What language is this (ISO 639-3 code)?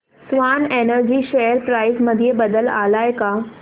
mar